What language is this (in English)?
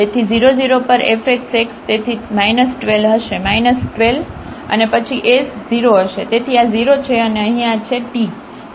Gujarati